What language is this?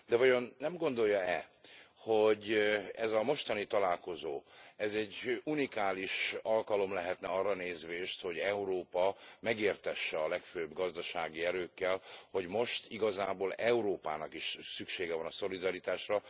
Hungarian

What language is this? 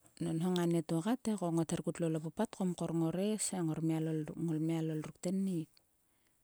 Sulka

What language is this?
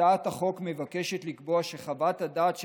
Hebrew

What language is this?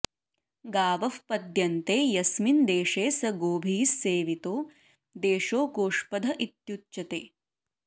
Sanskrit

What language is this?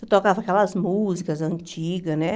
Portuguese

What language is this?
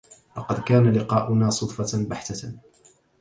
Arabic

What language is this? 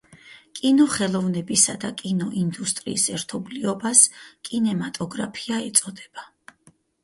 Georgian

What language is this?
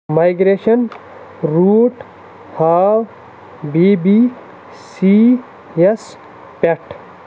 Kashmiri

